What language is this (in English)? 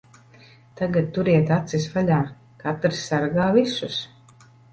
Latvian